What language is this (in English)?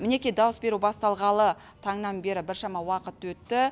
Kazakh